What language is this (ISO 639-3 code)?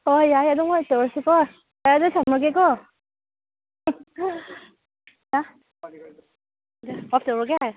mni